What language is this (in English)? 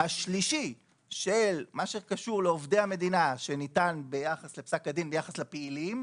Hebrew